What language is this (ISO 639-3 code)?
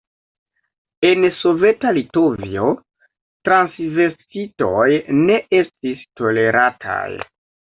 epo